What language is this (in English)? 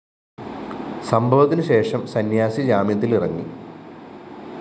Malayalam